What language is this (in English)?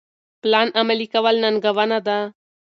Pashto